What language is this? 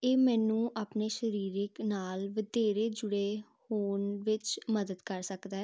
Punjabi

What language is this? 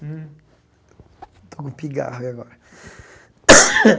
Portuguese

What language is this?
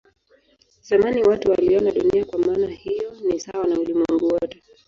Swahili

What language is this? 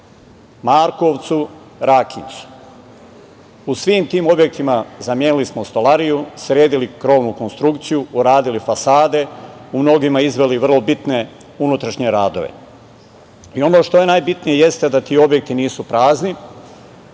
Serbian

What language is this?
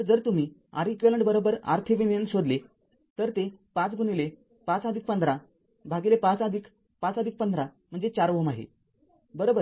Marathi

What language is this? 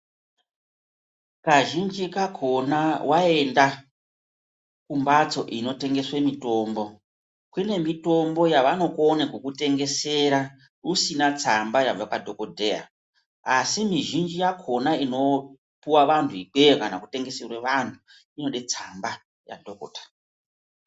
Ndau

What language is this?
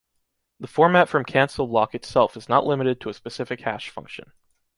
English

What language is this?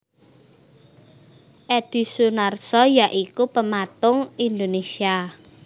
Javanese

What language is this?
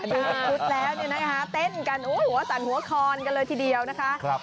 Thai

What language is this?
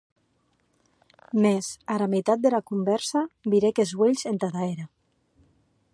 Occitan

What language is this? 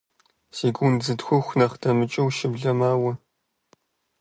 Kabardian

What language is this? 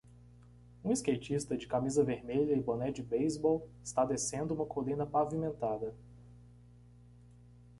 Portuguese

